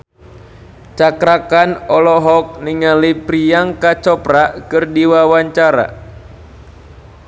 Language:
Sundanese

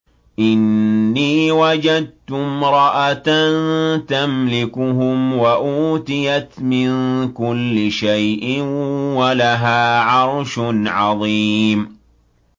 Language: Arabic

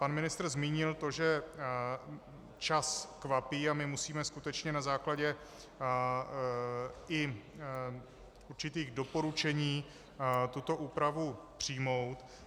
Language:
Czech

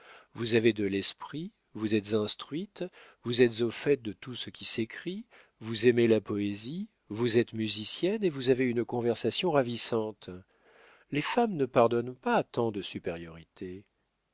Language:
French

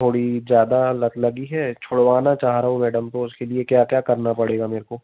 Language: Hindi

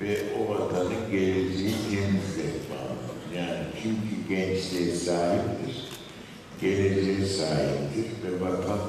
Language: Turkish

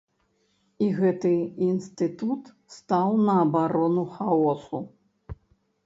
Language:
Belarusian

